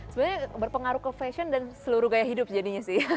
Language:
Indonesian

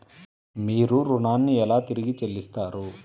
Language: Telugu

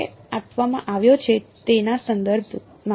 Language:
Gujarati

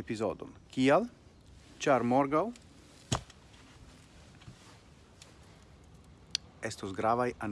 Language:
Italian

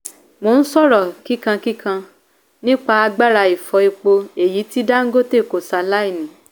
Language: Yoruba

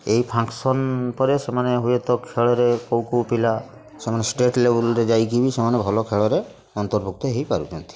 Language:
Odia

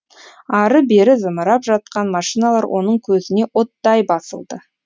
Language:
Kazakh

